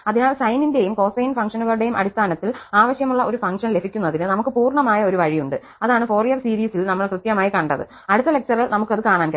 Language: Malayalam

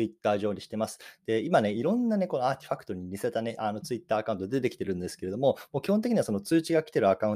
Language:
Japanese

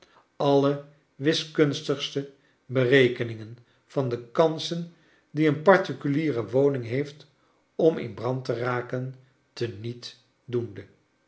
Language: Dutch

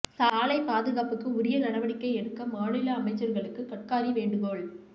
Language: Tamil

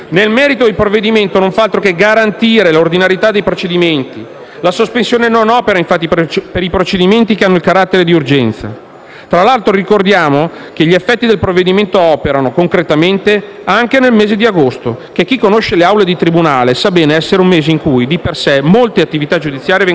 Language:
Italian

